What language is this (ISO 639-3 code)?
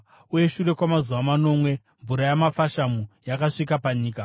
sna